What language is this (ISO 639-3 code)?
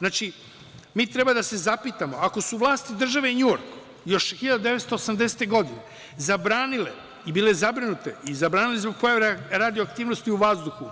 srp